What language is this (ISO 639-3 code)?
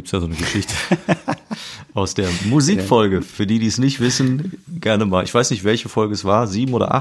deu